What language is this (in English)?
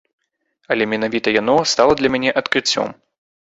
Belarusian